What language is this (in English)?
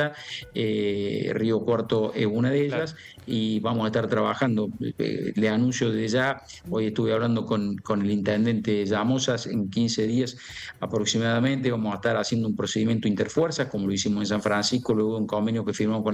Spanish